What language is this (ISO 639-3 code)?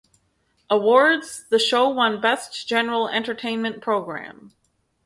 eng